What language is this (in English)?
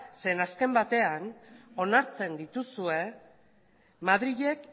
Basque